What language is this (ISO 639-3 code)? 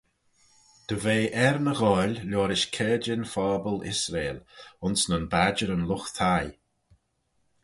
glv